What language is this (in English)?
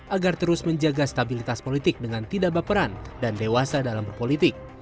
Indonesian